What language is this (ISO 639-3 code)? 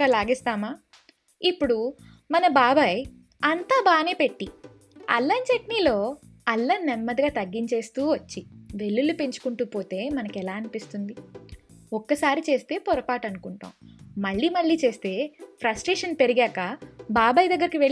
tel